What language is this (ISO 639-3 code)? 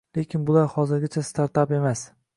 uzb